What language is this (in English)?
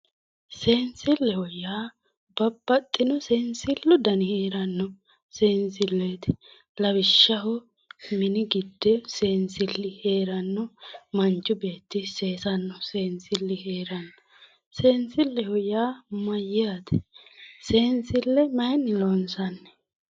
Sidamo